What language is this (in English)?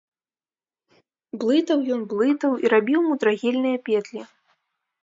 Belarusian